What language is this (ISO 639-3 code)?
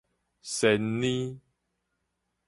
nan